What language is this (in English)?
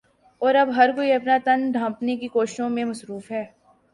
Urdu